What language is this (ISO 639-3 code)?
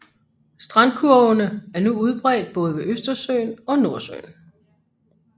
dan